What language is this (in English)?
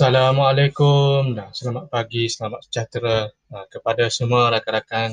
Malay